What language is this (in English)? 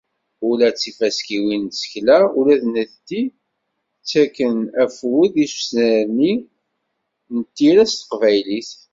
Kabyle